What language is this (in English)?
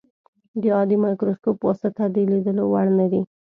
Pashto